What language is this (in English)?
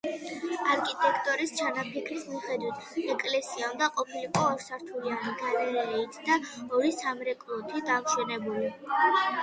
Georgian